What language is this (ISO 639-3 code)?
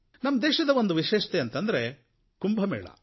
kan